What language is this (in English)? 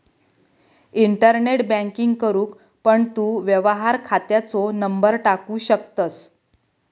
Marathi